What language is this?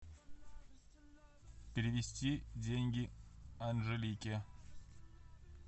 Russian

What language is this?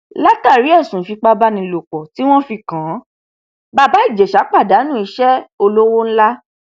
Yoruba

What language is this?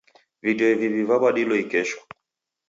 Taita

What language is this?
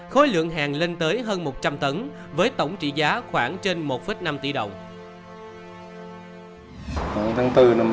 Vietnamese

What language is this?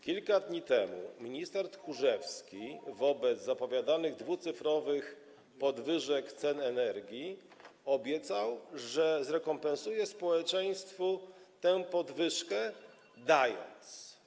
Polish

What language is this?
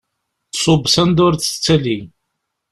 Kabyle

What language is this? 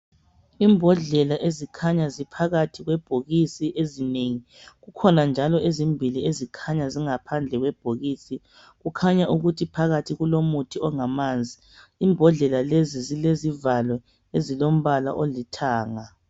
North Ndebele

